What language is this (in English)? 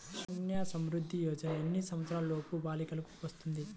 Telugu